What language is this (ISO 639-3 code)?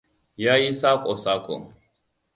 hau